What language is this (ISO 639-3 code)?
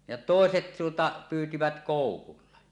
fin